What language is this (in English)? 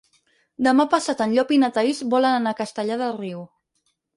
Catalan